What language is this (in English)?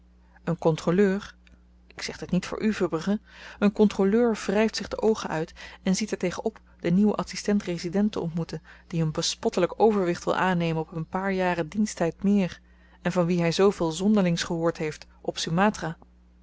Dutch